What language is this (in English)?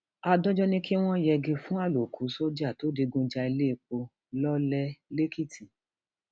Yoruba